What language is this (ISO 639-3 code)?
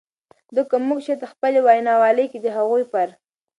pus